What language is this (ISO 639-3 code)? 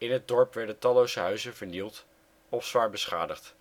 nld